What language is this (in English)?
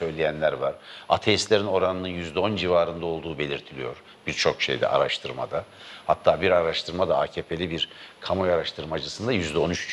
Turkish